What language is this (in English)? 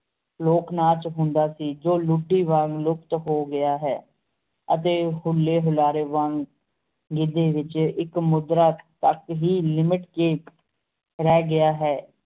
Punjabi